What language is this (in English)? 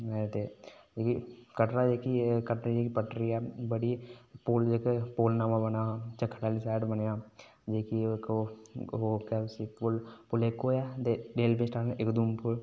Dogri